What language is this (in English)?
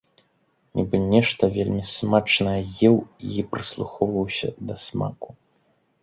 Belarusian